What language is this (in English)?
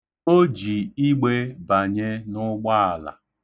Igbo